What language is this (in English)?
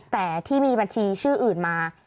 Thai